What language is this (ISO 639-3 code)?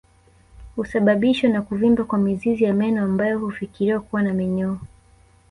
swa